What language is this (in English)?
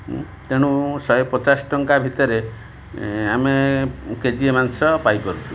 Odia